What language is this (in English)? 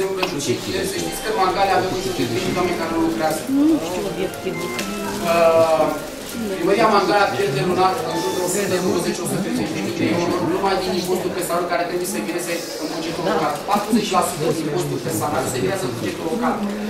Romanian